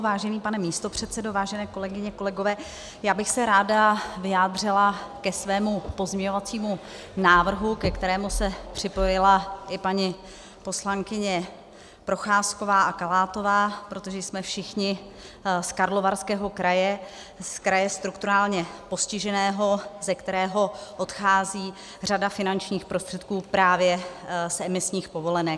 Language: Czech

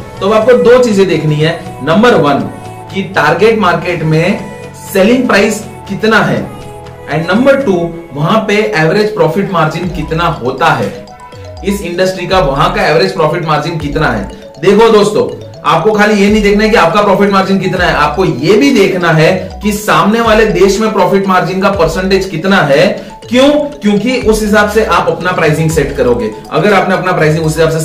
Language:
Hindi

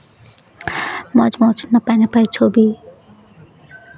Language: Santali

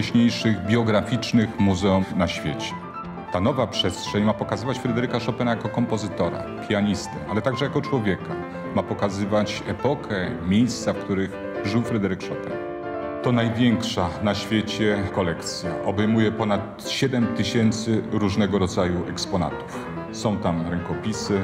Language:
Polish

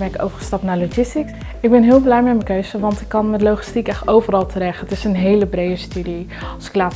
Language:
Dutch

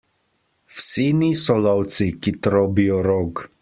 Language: Slovenian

